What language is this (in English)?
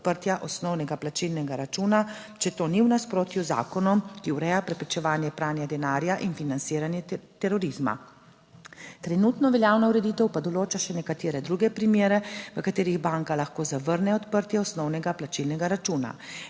Slovenian